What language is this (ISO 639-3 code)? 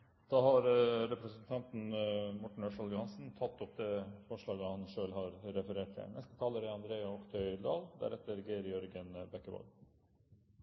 nob